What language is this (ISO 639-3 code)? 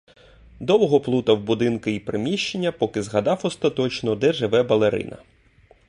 ukr